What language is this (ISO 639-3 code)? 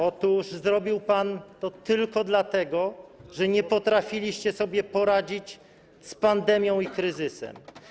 pol